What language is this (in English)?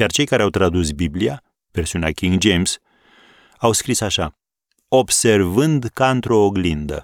Romanian